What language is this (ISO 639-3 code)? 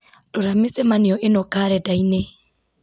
kik